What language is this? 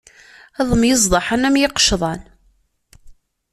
Kabyle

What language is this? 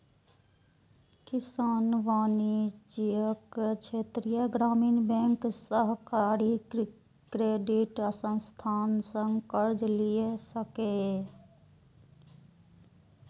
Maithili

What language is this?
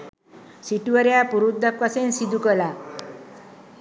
Sinhala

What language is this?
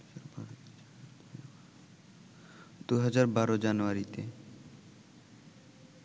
Bangla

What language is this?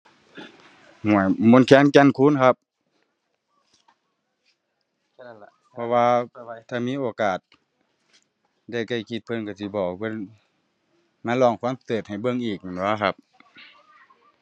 Thai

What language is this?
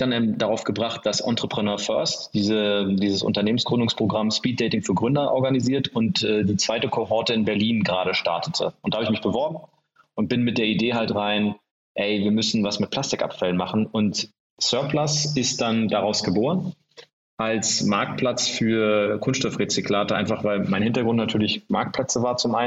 German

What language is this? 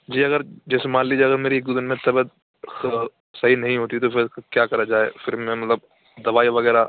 Urdu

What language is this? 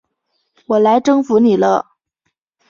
Chinese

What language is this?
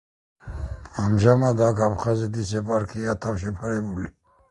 Georgian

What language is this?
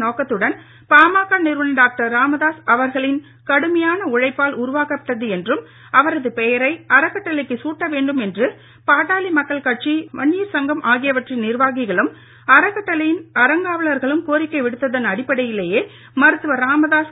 Tamil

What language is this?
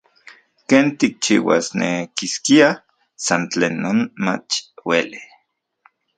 Central Puebla Nahuatl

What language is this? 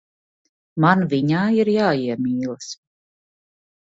Latvian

